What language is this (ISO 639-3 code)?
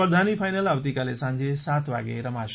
guj